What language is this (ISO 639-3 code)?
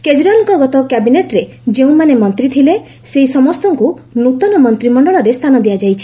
ori